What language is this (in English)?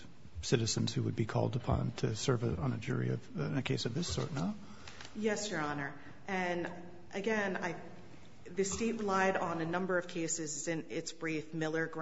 English